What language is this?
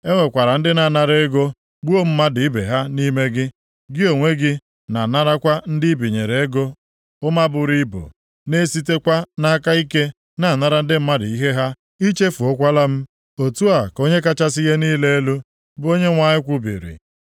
Igbo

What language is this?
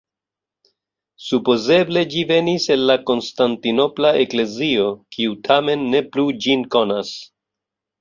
Esperanto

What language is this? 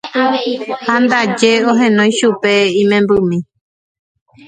Guarani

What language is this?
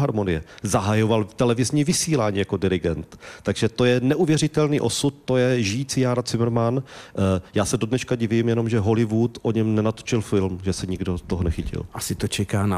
Czech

